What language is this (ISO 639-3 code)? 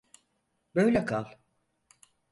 tur